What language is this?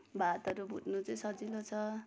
Nepali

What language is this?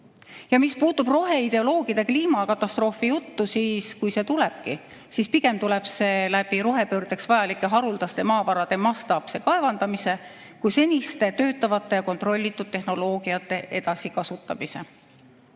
Estonian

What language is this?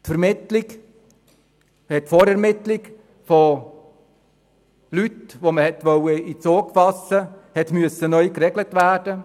Swiss German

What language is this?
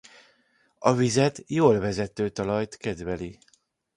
Hungarian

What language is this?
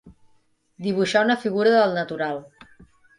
Catalan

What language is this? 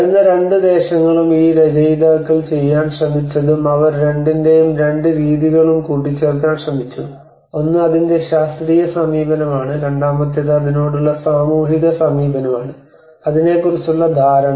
Malayalam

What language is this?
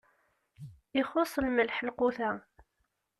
Kabyle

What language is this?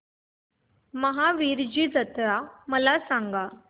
Marathi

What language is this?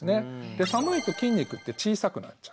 Japanese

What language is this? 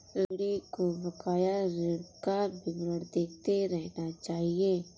Hindi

